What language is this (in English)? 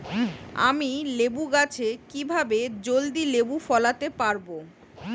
Bangla